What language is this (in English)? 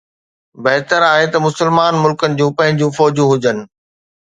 Sindhi